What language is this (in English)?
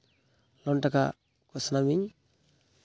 Santali